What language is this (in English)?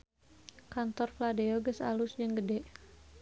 Sundanese